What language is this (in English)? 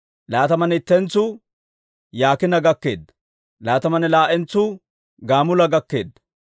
Dawro